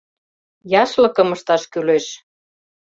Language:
Mari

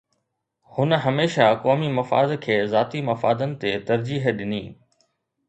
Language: Sindhi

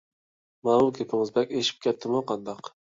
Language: Uyghur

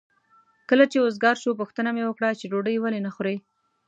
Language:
Pashto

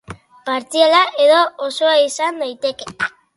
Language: Basque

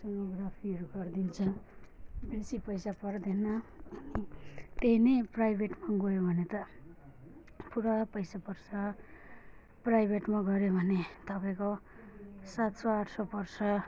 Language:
Nepali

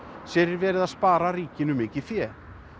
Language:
Icelandic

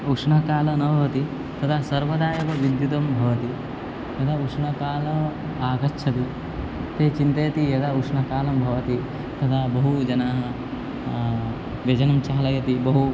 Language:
Sanskrit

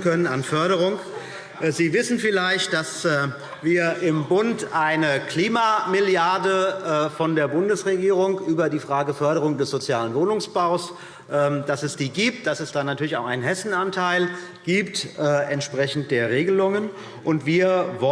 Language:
German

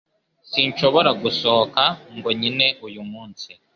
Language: Kinyarwanda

